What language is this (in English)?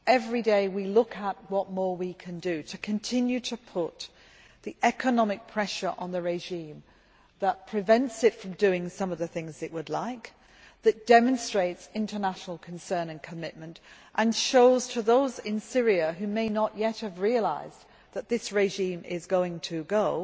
English